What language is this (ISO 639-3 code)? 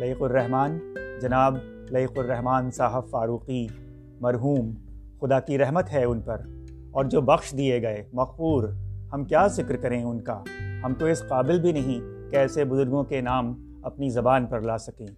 urd